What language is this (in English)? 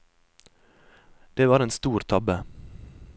Norwegian